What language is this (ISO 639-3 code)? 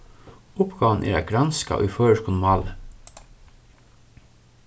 fao